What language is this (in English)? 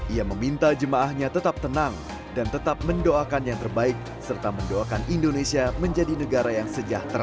Indonesian